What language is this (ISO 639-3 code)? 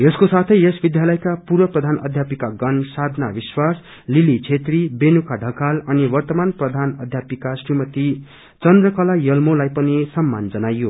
nep